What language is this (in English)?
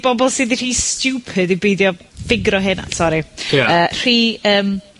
Welsh